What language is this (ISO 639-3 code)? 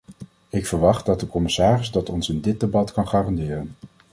nld